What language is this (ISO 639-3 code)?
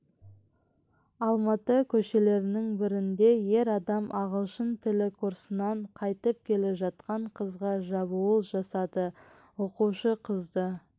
kaz